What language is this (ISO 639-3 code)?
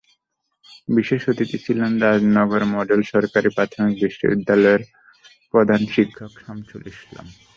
ben